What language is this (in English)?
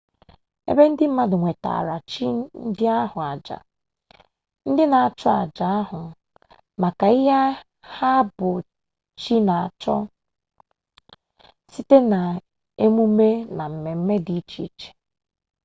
Igbo